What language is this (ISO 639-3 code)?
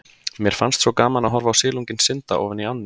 isl